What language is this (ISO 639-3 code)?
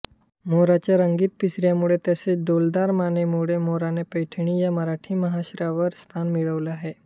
mar